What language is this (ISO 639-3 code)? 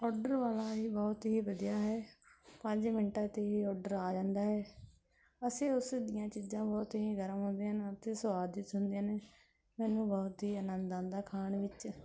pan